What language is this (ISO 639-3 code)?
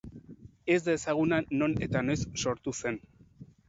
eus